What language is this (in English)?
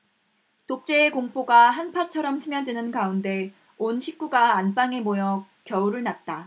Korean